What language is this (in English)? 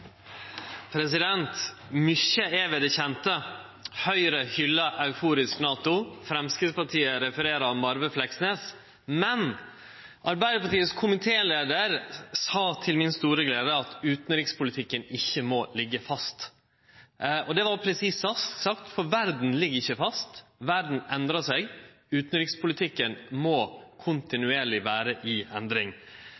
Norwegian Nynorsk